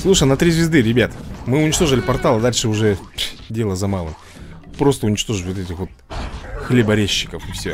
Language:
Russian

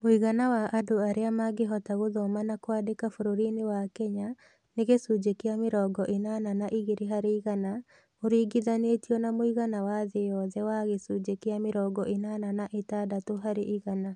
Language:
Kikuyu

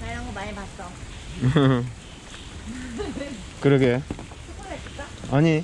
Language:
Korean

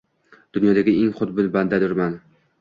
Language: Uzbek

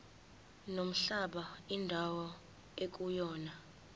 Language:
Zulu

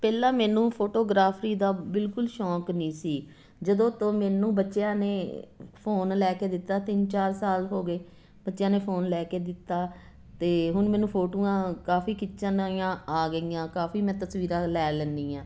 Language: Punjabi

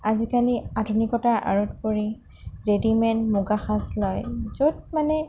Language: Assamese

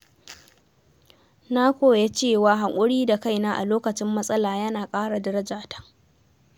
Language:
Hausa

